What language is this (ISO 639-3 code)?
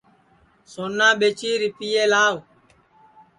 ssi